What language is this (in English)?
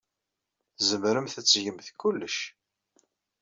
Kabyle